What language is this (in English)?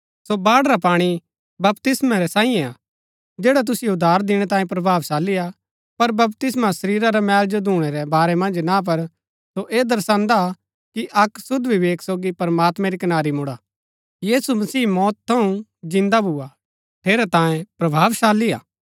Gaddi